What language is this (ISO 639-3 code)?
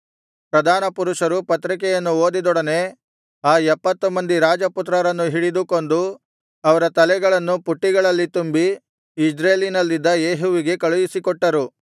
kan